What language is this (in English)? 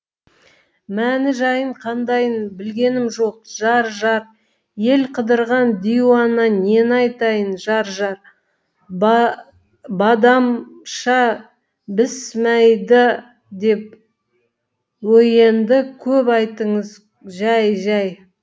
Kazakh